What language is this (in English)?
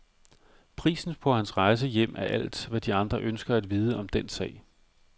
Danish